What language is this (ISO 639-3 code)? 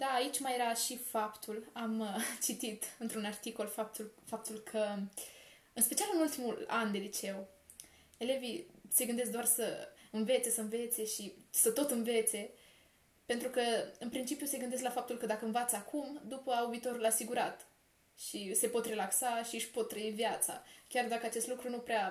ron